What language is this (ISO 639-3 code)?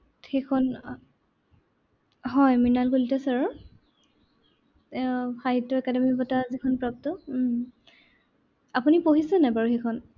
asm